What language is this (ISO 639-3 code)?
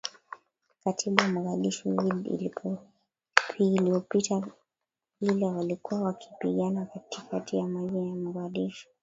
swa